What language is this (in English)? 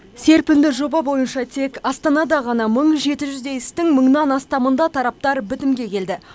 Kazakh